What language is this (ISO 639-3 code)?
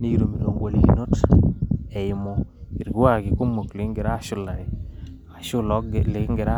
mas